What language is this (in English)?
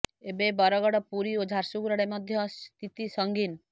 Odia